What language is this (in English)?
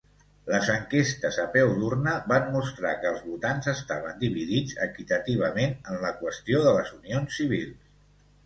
Catalan